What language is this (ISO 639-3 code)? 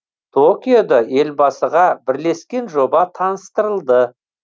kaz